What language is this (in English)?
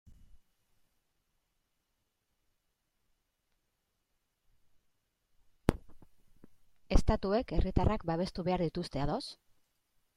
Basque